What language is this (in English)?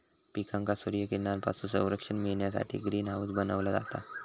Marathi